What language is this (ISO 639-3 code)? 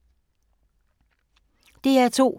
dan